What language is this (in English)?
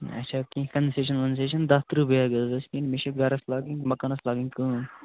Kashmiri